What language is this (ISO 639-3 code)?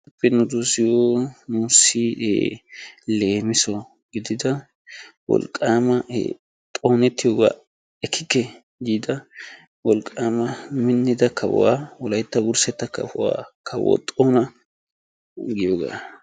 wal